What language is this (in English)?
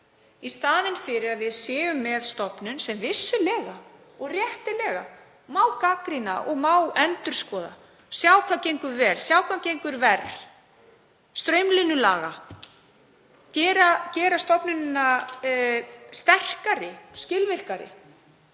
Icelandic